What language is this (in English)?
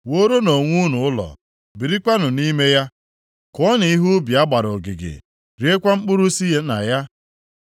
Igbo